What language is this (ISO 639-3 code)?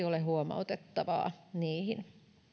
fin